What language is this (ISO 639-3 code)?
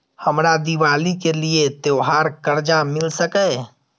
mai